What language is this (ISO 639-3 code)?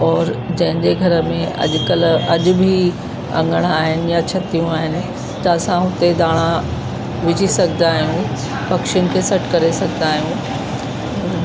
snd